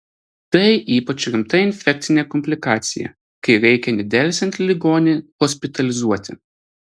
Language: Lithuanian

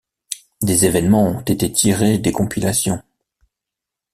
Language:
French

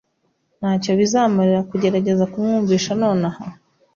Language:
Kinyarwanda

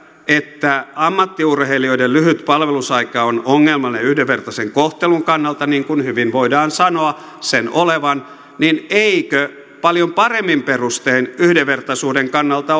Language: Finnish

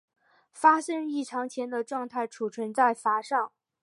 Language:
Chinese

